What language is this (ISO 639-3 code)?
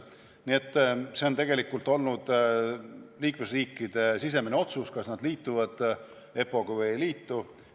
est